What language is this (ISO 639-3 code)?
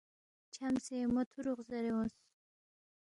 bft